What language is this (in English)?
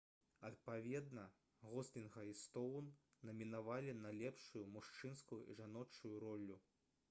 Belarusian